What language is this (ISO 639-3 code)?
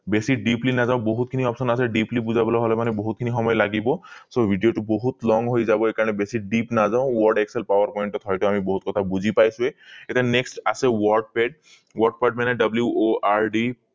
asm